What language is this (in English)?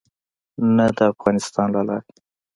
Pashto